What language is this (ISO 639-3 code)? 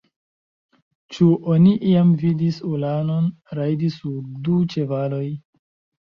epo